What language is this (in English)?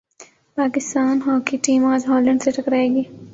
Urdu